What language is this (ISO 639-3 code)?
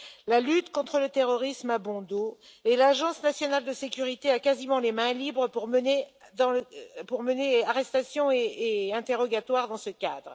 fra